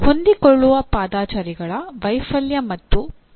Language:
Kannada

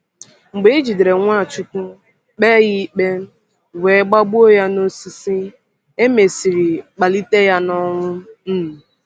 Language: Igbo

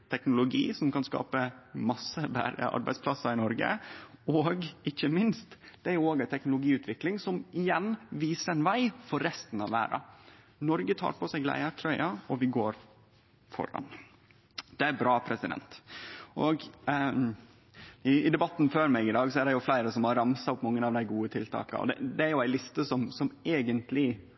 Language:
Norwegian Nynorsk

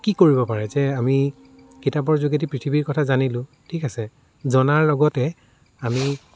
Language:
Assamese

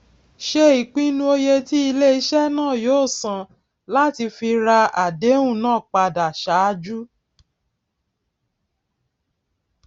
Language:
Yoruba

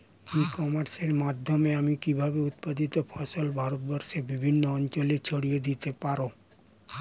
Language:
Bangla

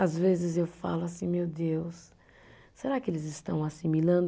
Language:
Portuguese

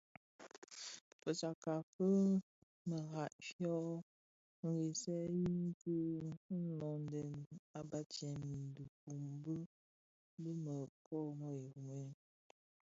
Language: Bafia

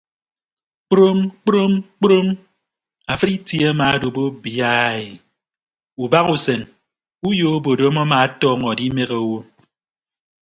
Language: Ibibio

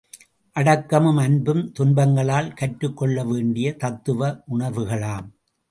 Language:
Tamil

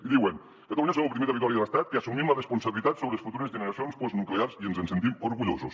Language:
Catalan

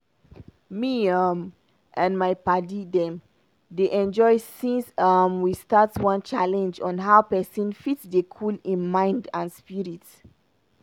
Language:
Nigerian Pidgin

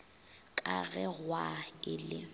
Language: Northern Sotho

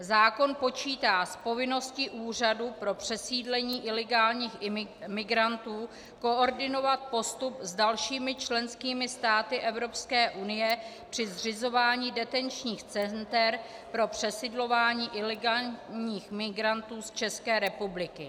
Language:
Czech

